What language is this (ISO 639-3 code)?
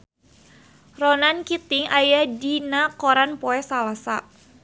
sun